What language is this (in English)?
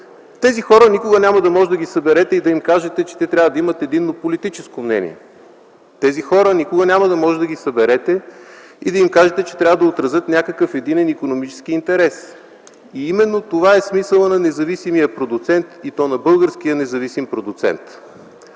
Bulgarian